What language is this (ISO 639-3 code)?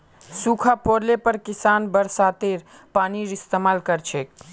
mag